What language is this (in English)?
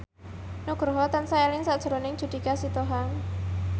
Javanese